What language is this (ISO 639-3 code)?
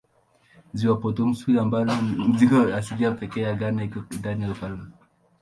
swa